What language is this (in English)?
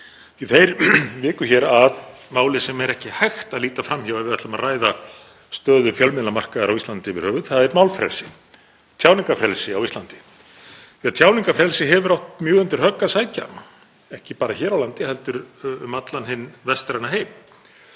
Icelandic